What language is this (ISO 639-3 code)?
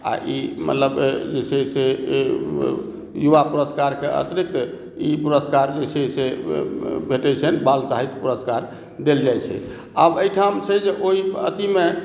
mai